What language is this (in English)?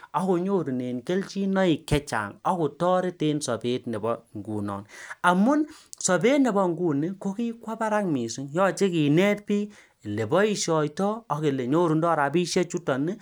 Kalenjin